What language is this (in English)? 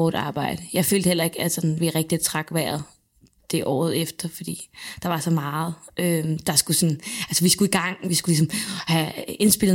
Danish